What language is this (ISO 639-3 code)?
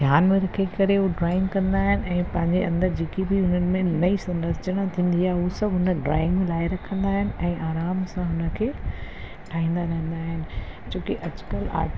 snd